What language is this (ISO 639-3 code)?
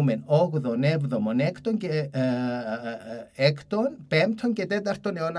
ell